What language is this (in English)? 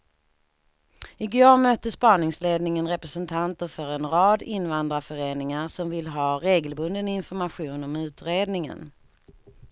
Swedish